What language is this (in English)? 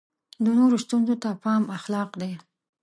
Pashto